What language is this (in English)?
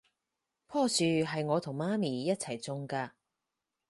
Cantonese